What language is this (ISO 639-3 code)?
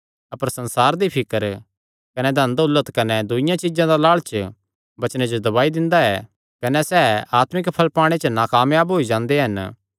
xnr